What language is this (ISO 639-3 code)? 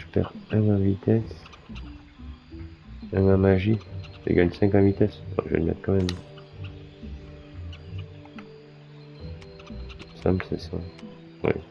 fra